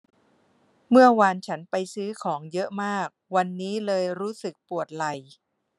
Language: Thai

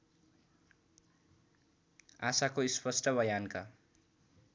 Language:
Nepali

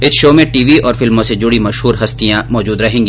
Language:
Hindi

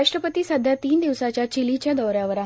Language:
Marathi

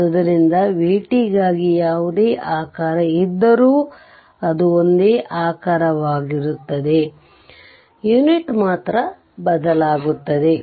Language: Kannada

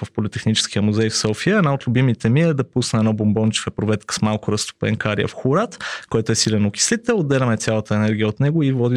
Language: Bulgarian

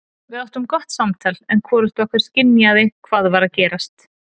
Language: Icelandic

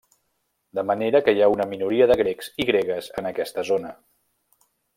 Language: Catalan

